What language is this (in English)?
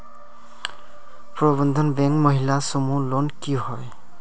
Magahi